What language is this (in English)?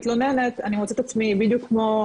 Hebrew